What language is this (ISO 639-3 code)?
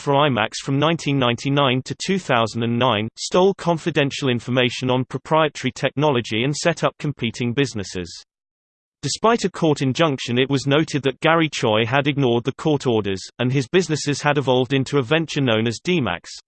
eng